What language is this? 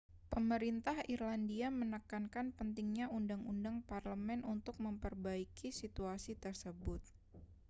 Indonesian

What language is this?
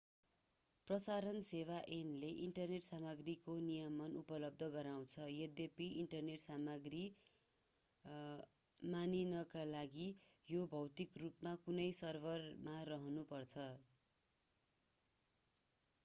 Nepali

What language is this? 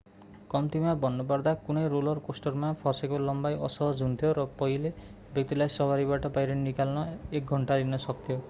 Nepali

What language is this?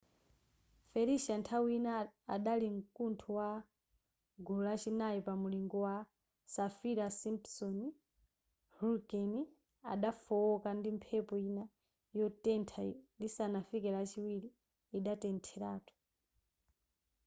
Nyanja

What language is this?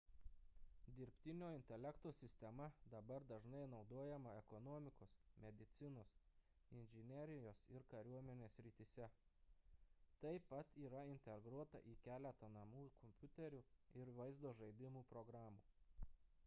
Lithuanian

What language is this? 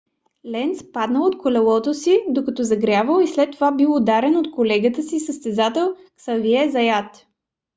Bulgarian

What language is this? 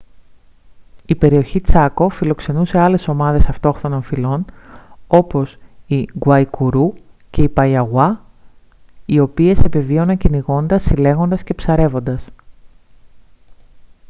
Greek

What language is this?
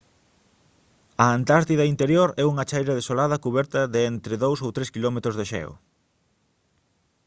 Galician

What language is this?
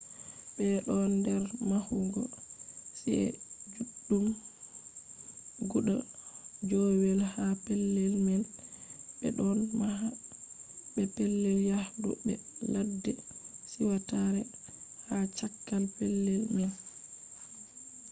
Fula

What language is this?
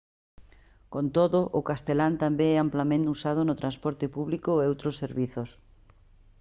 Galician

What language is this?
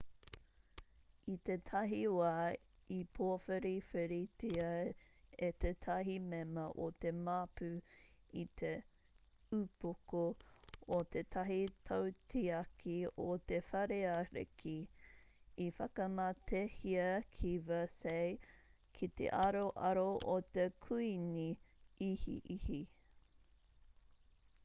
Māori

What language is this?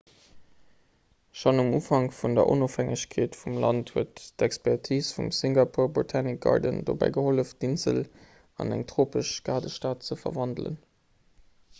Luxembourgish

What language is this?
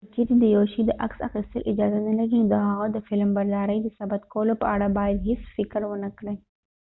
Pashto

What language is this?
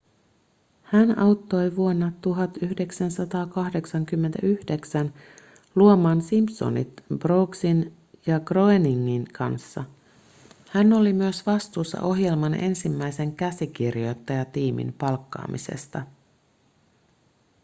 Finnish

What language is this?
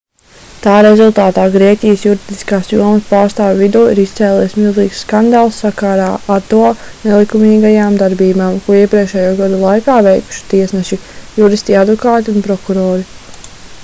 Latvian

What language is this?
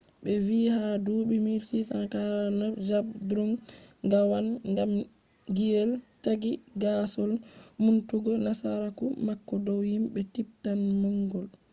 Fula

